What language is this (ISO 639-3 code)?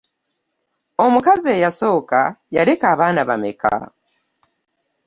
lug